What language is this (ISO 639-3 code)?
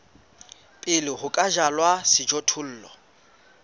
sot